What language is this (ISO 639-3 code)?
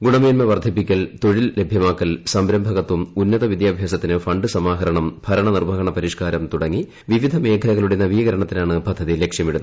mal